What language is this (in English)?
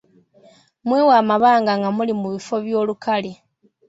Ganda